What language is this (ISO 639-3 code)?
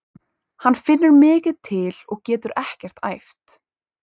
isl